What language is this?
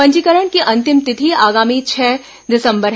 Hindi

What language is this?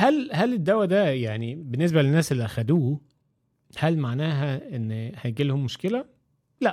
Arabic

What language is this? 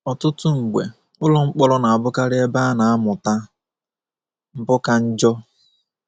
Igbo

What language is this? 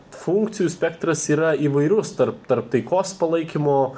Lithuanian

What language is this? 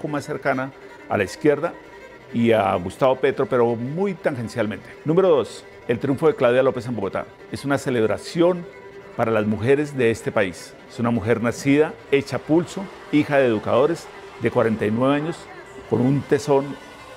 Spanish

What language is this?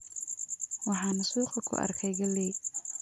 Somali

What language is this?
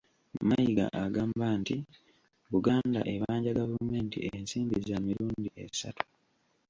Ganda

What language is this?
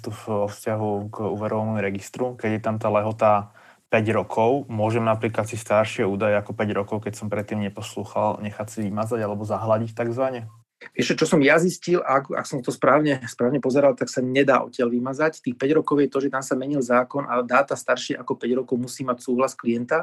Slovak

